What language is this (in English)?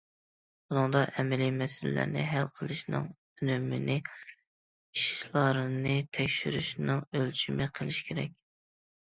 Uyghur